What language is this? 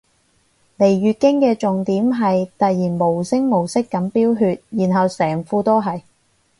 Cantonese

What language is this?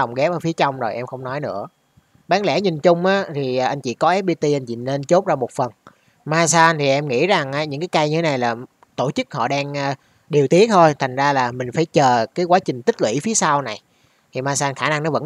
Vietnamese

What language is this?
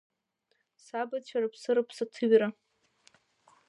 Abkhazian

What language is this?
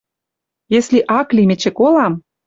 Western Mari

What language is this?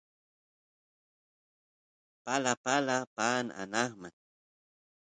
Santiago del Estero Quichua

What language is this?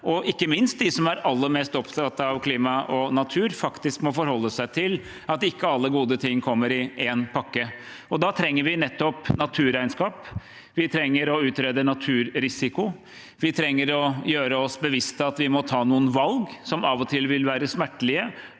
Norwegian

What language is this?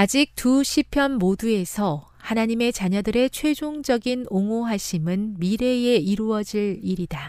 Korean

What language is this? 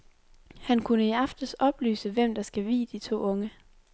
Danish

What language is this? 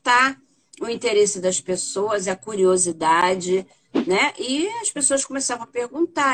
Portuguese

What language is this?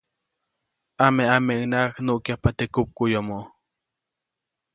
Copainalá Zoque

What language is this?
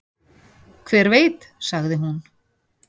Icelandic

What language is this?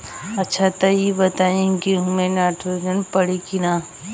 Bhojpuri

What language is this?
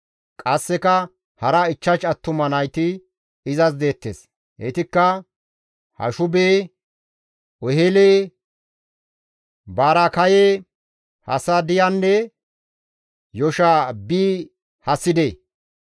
Gamo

